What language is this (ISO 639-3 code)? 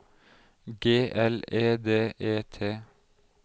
nor